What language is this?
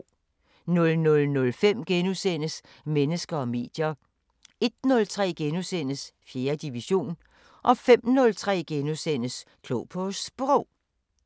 Danish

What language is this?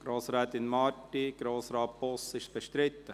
Swiss German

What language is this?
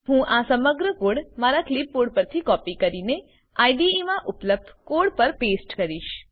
Gujarati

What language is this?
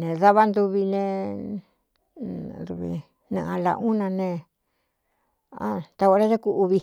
Cuyamecalco Mixtec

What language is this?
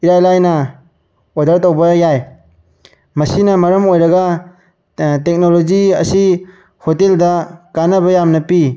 Manipuri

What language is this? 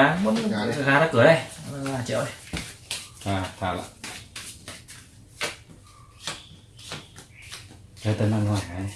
Vietnamese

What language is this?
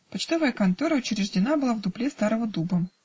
Russian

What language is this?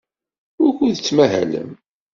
Kabyle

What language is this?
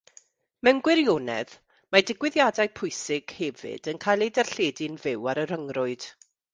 Welsh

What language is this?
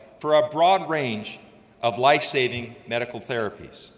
English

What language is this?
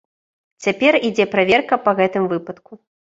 Belarusian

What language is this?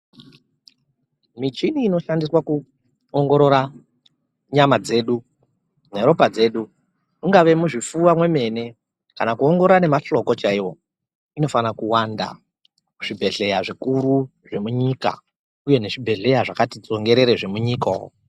Ndau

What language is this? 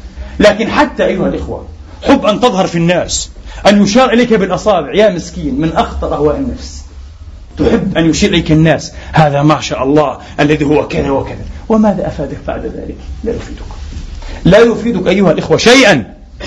Arabic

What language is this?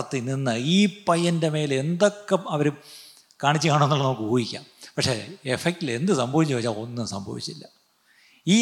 Malayalam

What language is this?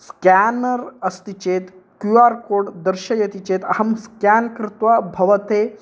Sanskrit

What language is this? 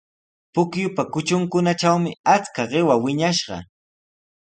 Sihuas Ancash Quechua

